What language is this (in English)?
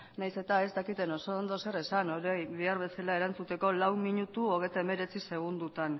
Basque